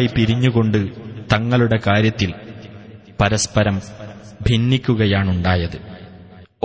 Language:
Malayalam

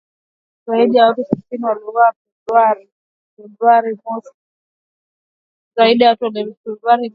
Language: Swahili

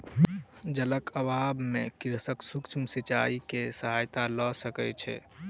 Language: Maithili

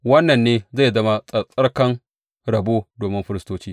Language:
Hausa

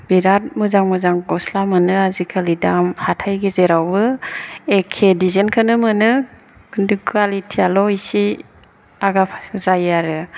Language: Bodo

